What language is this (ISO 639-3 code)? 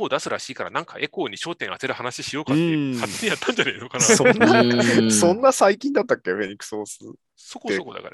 jpn